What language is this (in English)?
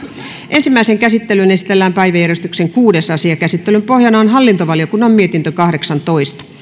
Finnish